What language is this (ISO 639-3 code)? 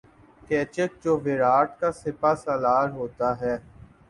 urd